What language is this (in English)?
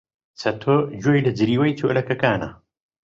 Central Kurdish